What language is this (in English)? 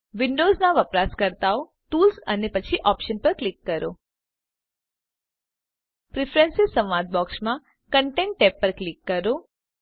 Gujarati